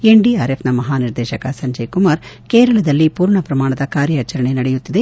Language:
Kannada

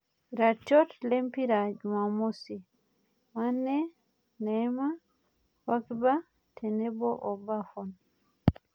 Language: Masai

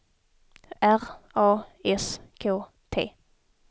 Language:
Swedish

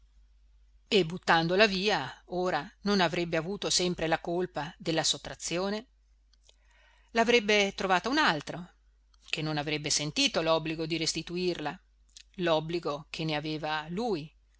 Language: Italian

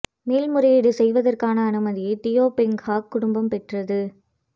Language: Tamil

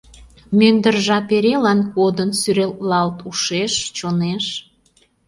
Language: Mari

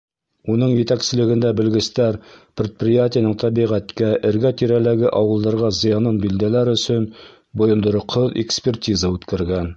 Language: Bashkir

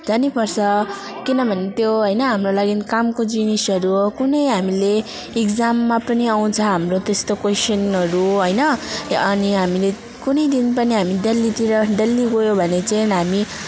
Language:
Nepali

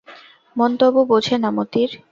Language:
Bangla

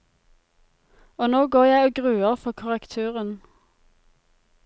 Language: Norwegian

